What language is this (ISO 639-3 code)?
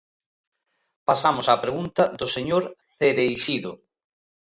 glg